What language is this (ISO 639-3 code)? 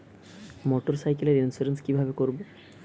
ben